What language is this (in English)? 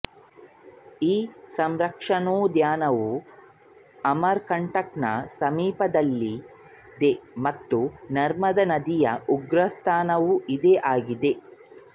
Kannada